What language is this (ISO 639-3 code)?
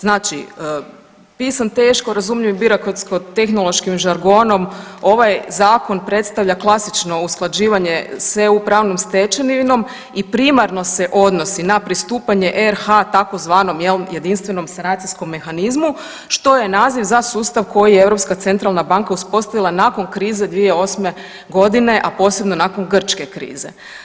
hrv